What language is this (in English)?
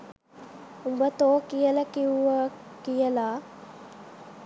Sinhala